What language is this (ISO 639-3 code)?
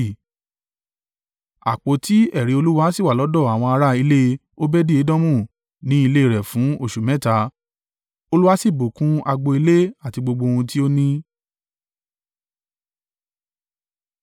yor